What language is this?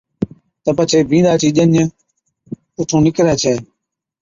Od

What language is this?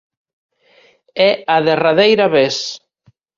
Galician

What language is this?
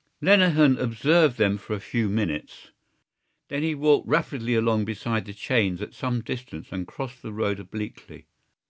English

